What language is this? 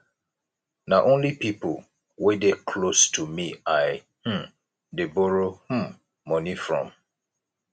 Nigerian Pidgin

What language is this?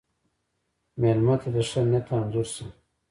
Pashto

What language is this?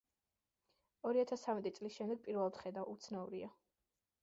Georgian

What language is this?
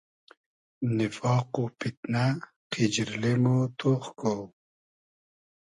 Hazaragi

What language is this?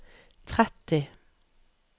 Norwegian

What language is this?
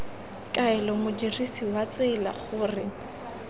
Tswana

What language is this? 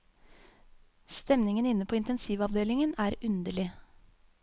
Norwegian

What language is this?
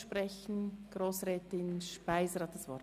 Swiss German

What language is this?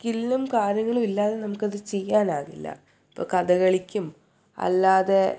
Malayalam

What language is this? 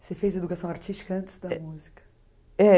Portuguese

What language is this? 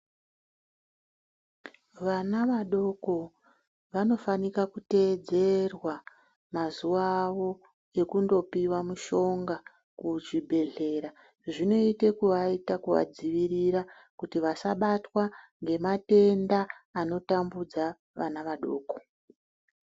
Ndau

